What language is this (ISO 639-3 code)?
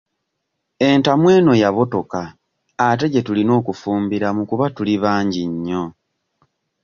lug